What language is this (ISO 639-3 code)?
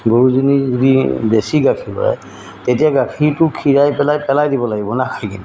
asm